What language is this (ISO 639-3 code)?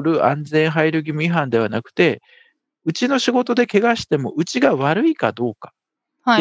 jpn